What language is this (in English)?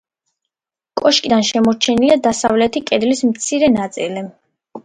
Georgian